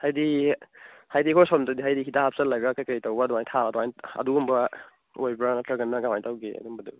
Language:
Manipuri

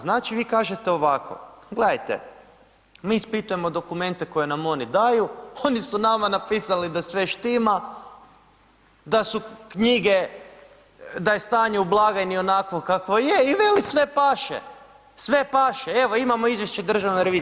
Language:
Croatian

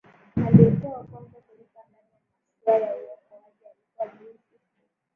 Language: Swahili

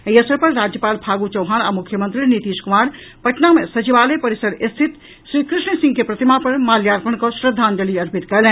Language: Maithili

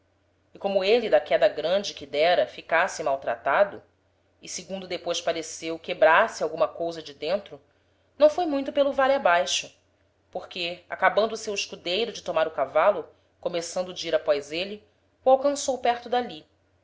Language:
Portuguese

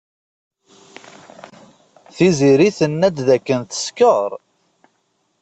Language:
Kabyle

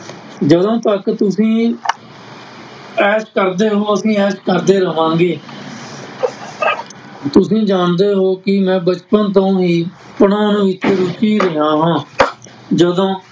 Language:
Punjabi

